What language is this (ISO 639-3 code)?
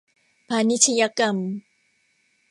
tha